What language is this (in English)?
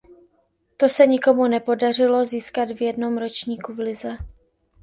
Czech